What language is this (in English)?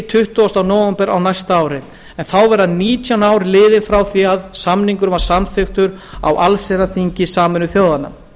Icelandic